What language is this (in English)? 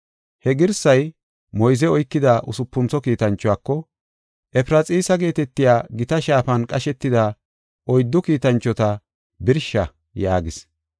Gofa